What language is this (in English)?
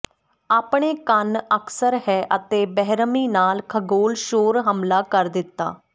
Punjabi